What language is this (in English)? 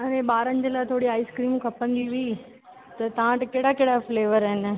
Sindhi